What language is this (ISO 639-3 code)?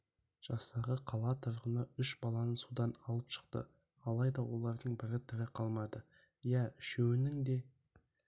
kaz